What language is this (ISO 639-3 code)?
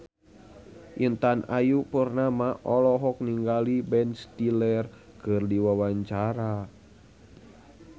sun